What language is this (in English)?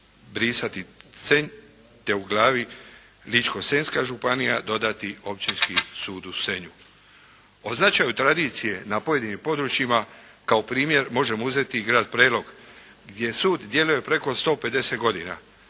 Croatian